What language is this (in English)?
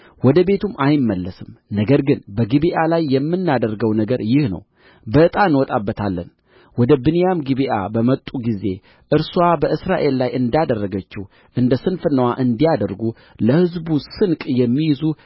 Amharic